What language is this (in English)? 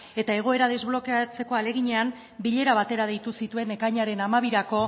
Basque